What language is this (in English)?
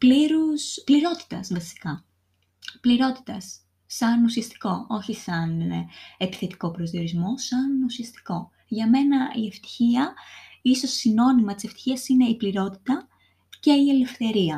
Greek